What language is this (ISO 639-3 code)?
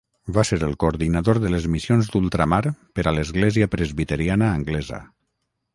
cat